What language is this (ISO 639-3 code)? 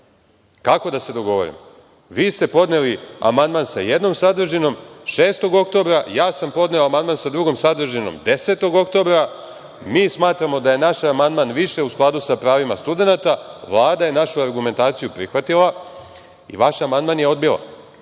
srp